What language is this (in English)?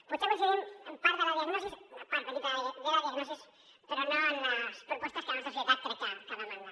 Catalan